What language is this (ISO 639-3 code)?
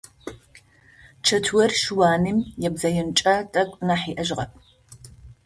ady